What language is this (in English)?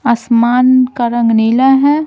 Hindi